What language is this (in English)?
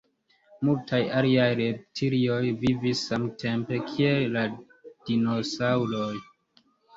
Esperanto